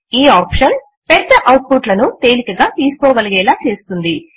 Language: Telugu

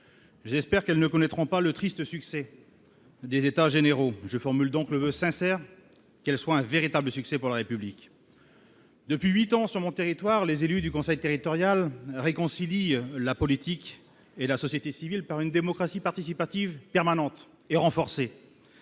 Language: French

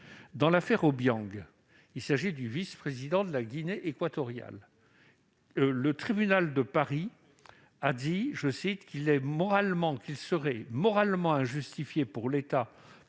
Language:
French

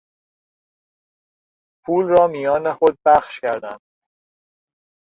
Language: Persian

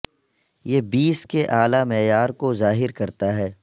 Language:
Urdu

